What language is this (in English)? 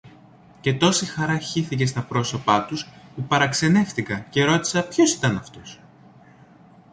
Greek